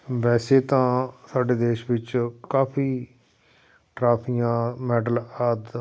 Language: Punjabi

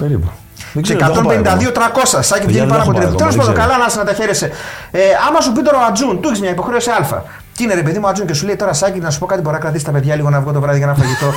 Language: Greek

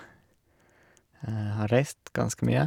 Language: Norwegian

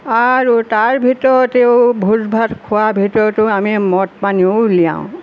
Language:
Assamese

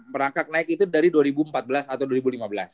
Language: Indonesian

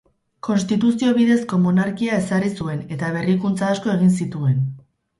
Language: Basque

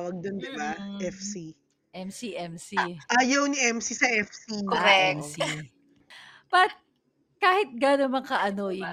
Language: Filipino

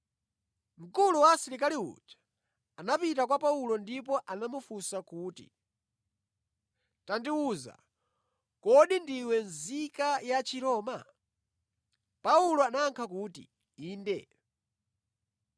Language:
Nyanja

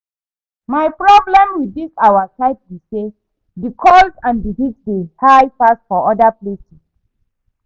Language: Nigerian Pidgin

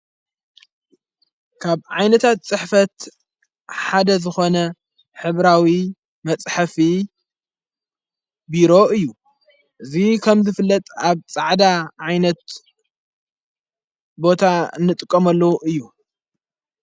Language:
Tigrinya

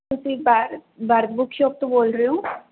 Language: Punjabi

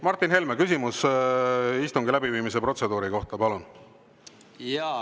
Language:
Estonian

